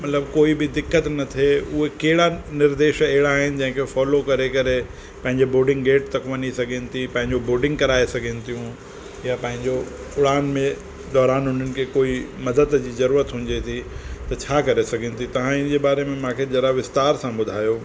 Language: Sindhi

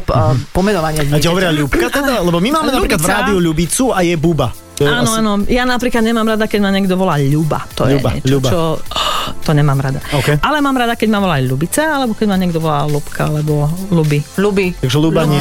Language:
Slovak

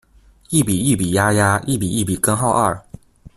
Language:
Chinese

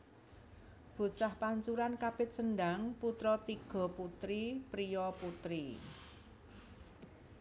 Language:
Javanese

